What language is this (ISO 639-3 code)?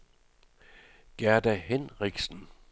dan